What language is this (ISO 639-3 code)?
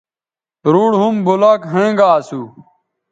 btv